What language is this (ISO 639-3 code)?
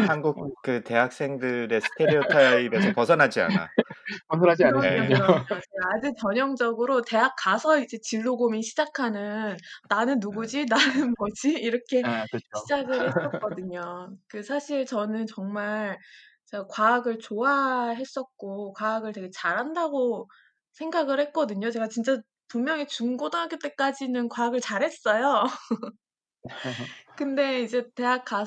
kor